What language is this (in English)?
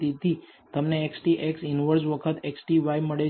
Gujarati